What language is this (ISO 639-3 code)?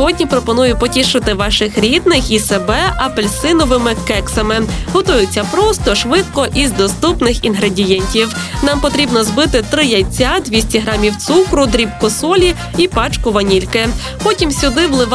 ukr